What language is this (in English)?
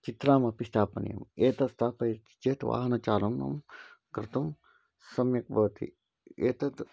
Sanskrit